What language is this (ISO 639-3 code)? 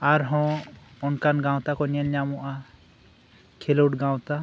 sat